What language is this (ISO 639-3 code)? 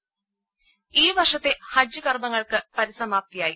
mal